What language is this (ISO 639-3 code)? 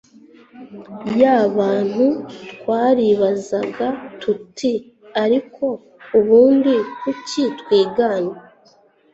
kin